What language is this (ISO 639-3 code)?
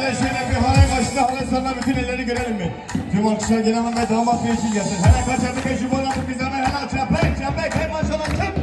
tur